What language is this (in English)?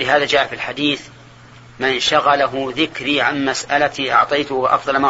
Arabic